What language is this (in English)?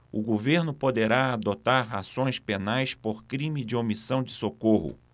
Portuguese